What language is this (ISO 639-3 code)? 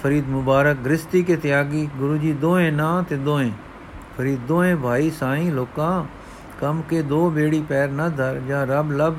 pan